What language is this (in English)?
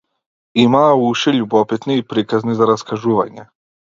Macedonian